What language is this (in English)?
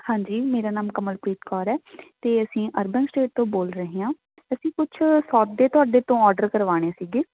Punjabi